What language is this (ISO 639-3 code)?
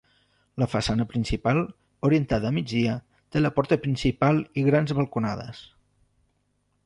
cat